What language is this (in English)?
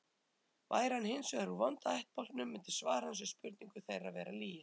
Icelandic